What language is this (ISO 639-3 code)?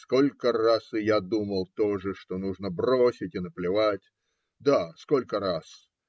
rus